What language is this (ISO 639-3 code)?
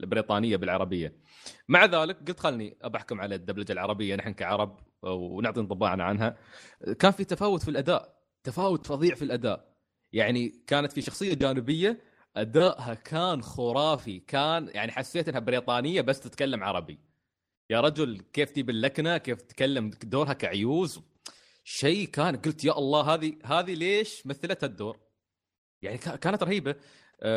ara